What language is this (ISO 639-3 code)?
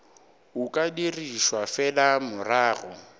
nso